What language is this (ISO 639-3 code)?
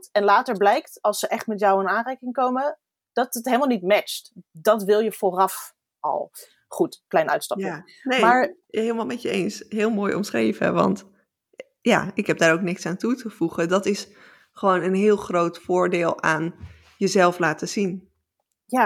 nld